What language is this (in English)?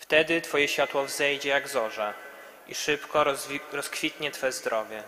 Polish